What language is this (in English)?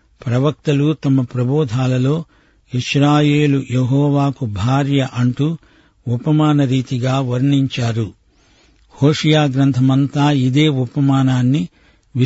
Telugu